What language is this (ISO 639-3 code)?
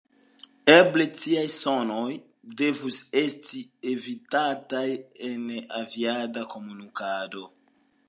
epo